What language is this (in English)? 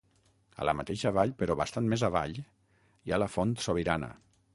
Catalan